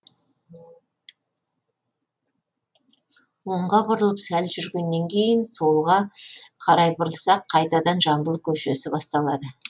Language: Kazakh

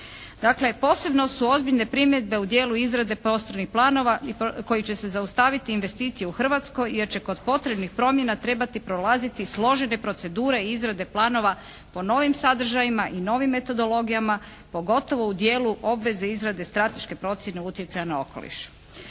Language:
Croatian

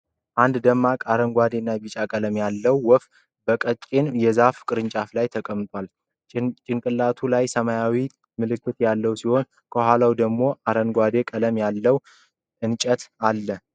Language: Amharic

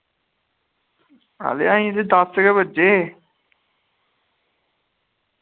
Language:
Dogri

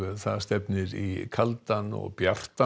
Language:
Icelandic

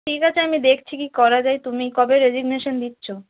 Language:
Bangla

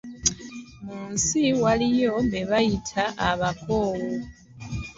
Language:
Ganda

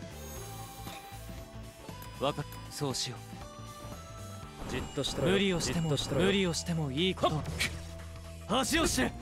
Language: Japanese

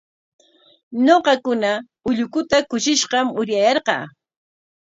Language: Corongo Ancash Quechua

